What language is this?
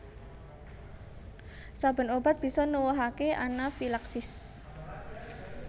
Javanese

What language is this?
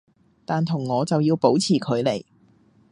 Cantonese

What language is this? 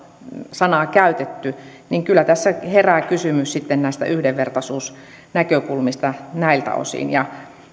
Finnish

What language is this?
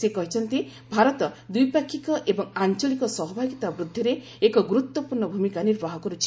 Odia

